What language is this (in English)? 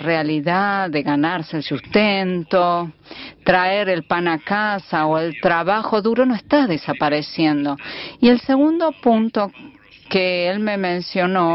Spanish